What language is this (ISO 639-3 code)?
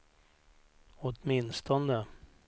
swe